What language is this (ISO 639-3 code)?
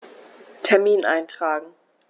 deu